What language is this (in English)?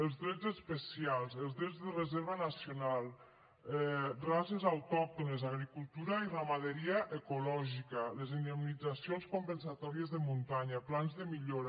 Catalan